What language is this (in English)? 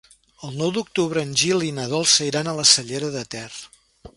Catalan